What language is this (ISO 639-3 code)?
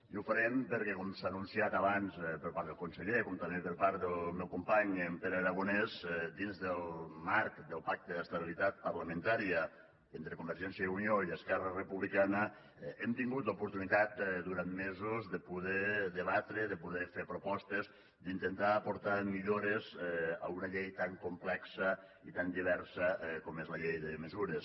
cat